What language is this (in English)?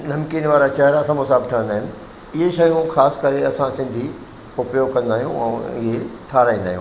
Sindhi